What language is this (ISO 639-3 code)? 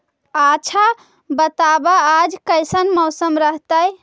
mag